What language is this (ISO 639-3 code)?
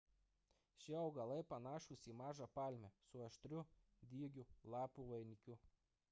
lit